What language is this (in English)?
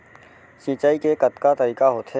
Chhattisgarhi